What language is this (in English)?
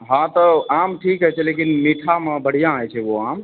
Maithili